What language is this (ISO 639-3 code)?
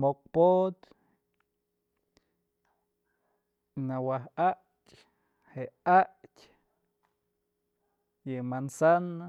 mzl